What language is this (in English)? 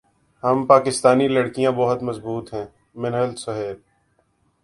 Urdu